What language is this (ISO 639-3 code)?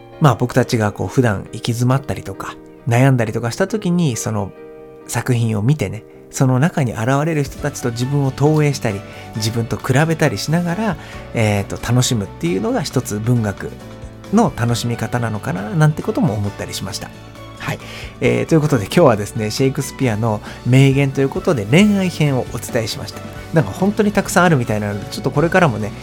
jpn